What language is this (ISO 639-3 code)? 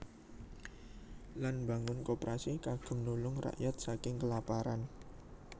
jav